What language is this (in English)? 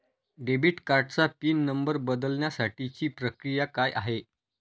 Marathi